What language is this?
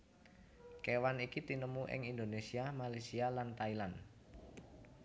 Javanese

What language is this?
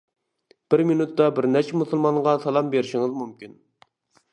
Uyghur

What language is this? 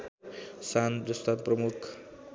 Nepali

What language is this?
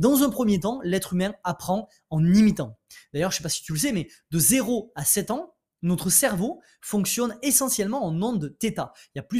French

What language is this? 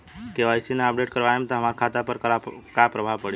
Bhojpuri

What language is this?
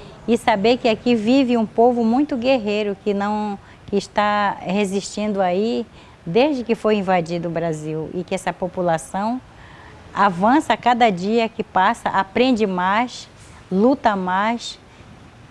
Portuguese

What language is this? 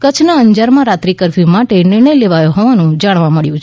Gujarati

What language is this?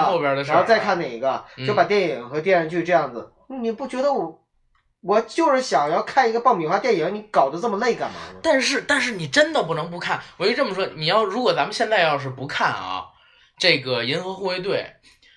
Chinese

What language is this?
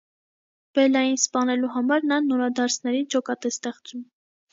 Armenian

